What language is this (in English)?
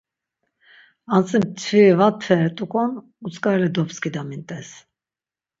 Laz